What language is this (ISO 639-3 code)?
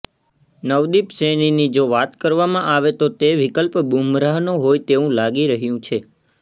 guj